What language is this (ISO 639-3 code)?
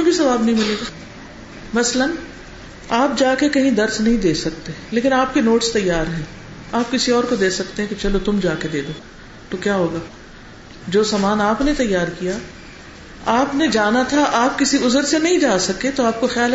urd